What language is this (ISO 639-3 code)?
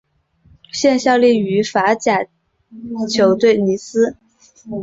zho